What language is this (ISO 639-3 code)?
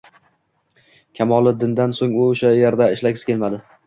uzb